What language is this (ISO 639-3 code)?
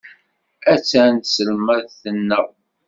kab